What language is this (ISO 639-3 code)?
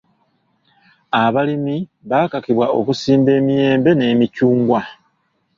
lug